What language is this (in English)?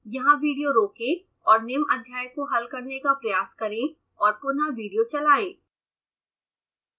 Hindi